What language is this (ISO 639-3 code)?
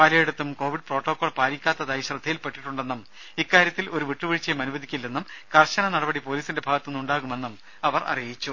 mal